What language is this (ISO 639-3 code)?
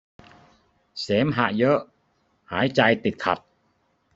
tha